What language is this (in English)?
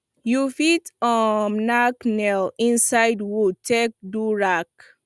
Nigerian Pidgin